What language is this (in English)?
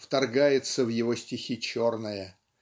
Russian